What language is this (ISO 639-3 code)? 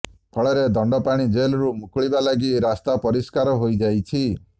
ori